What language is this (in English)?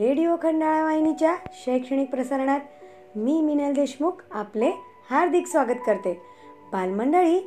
Marathi